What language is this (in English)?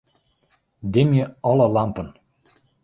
Western Frisian